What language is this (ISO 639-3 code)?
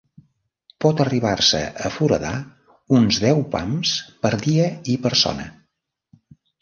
cat